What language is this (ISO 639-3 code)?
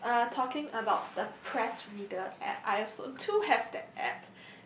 eng